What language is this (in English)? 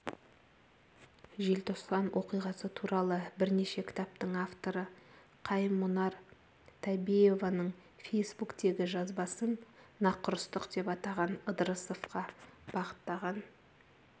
Kazakh